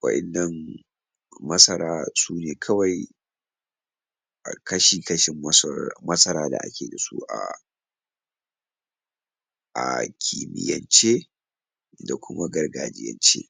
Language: Hausa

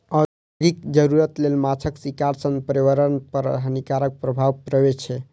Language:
Maithili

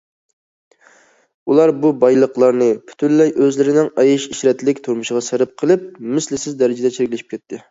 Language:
Uyghur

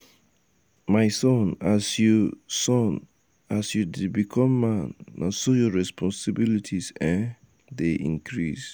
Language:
Nigerian Pidgin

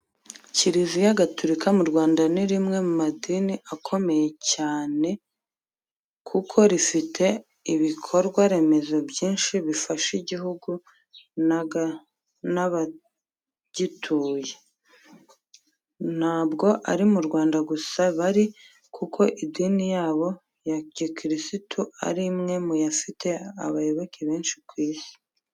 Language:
Kinyarwanda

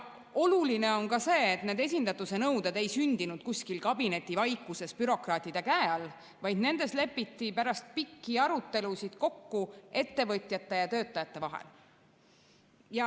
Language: Estonian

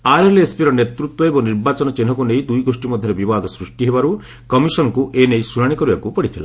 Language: Odia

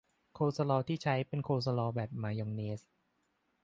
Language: Thai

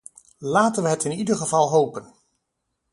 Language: Dutch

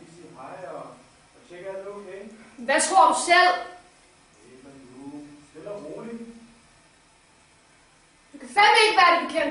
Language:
Danish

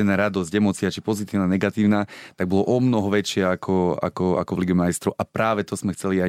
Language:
Slovak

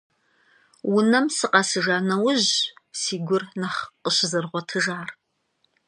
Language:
Kabardian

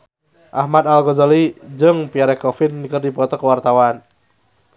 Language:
Sundanese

